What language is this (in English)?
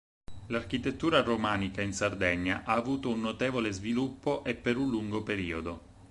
Italian